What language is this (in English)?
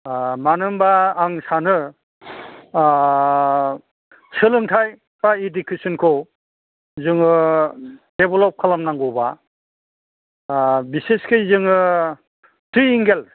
Bodo